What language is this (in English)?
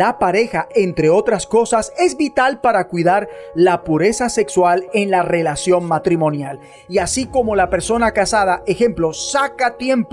Spanish